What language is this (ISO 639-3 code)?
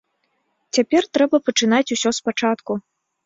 bel